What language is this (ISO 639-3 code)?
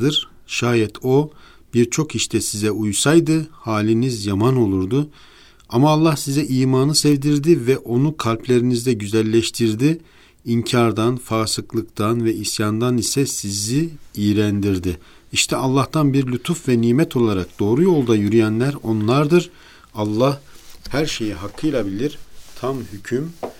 tur